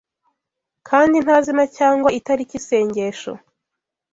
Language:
Kinyarwanda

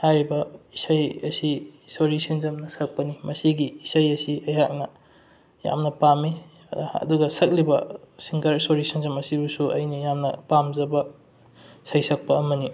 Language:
Manipuri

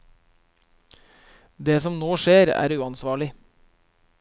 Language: Norwegian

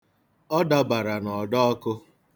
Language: Igbo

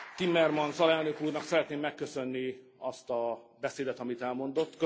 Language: Hungarian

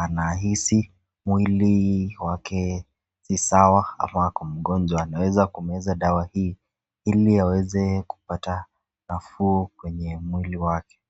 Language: Swahili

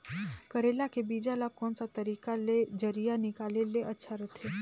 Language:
Chhattisgarhi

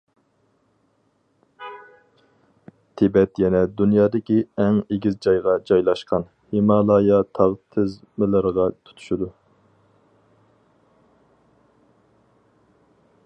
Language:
Uyghur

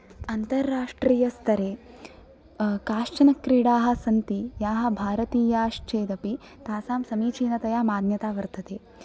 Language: Sanskrit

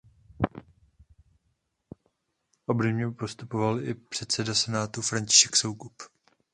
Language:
Czech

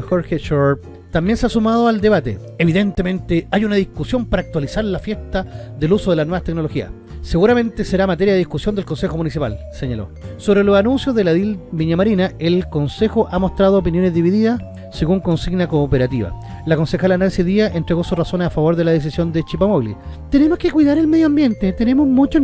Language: Spanish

